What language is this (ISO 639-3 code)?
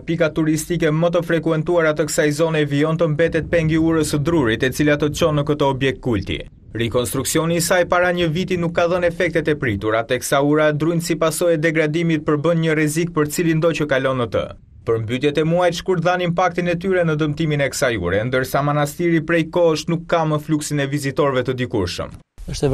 ron